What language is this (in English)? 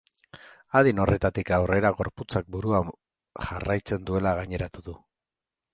Basque